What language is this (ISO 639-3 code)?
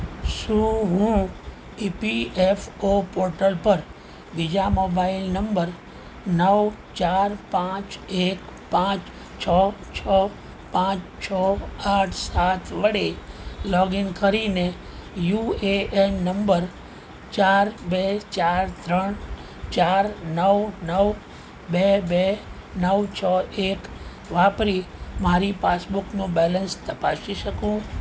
guj